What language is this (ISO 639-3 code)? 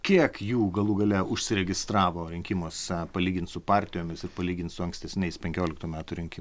lit